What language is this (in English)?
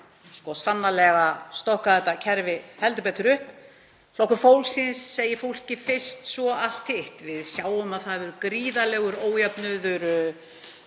Icelandic